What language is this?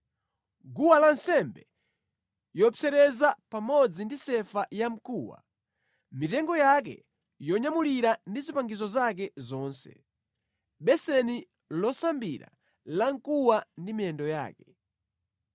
Nyanja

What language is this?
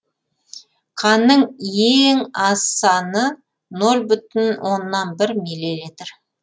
Kazakh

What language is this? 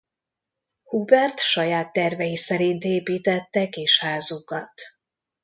Hungarian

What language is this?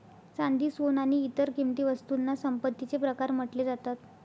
Marathi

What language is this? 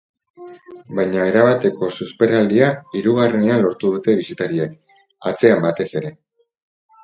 Basque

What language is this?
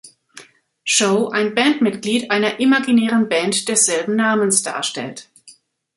German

